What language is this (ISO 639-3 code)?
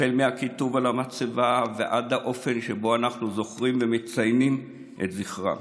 heb